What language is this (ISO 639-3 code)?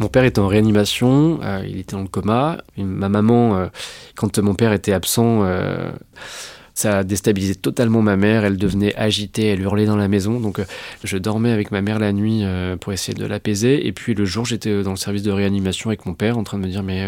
fra